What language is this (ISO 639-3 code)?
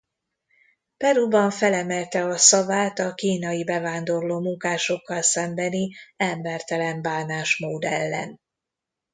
hun